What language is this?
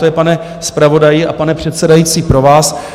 Czech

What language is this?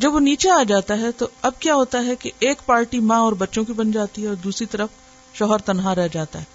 Urdu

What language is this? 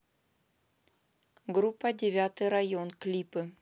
Russian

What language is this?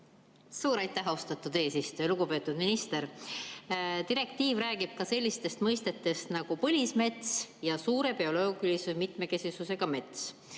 Estonian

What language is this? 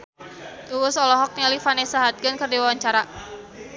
Sundanese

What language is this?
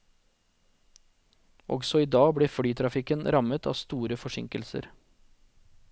Norwegian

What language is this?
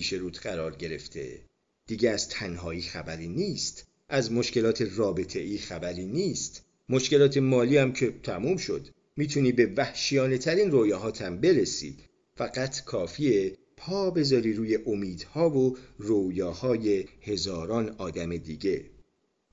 Persian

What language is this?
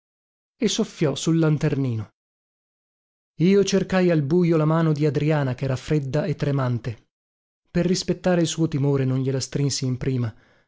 Italian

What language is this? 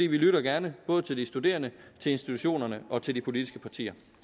Danish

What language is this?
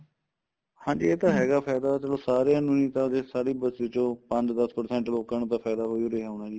Punjabi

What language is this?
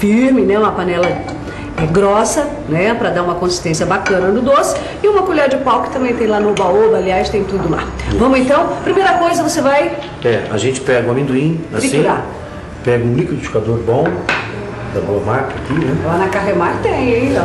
Portuguese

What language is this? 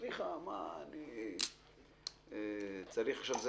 Hebrew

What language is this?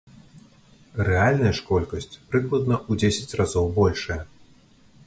Belarusian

